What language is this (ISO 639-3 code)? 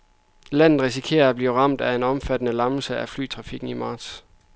dan